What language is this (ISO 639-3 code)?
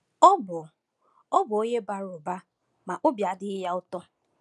ibo